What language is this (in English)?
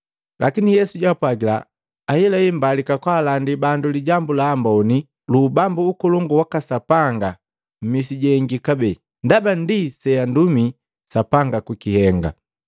Matengo